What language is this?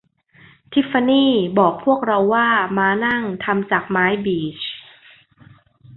Thai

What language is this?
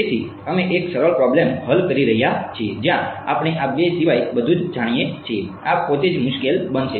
Gujarati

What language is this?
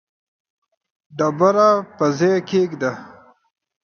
Pashto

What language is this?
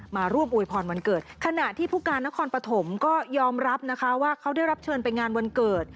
Thai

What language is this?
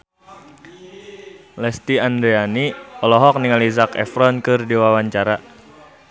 Sundanese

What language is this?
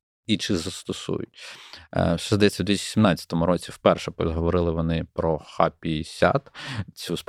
Ukrainian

